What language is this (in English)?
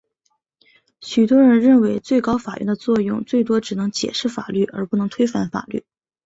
Chinese